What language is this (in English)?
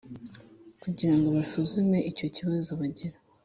Kinyarwanda